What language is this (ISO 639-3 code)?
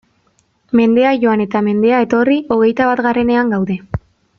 eus